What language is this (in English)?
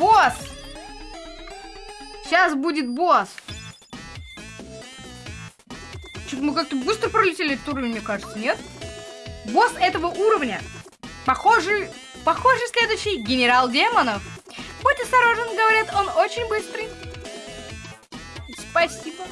Russian